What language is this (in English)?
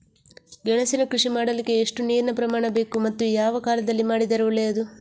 Kannada